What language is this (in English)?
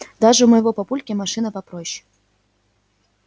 Russian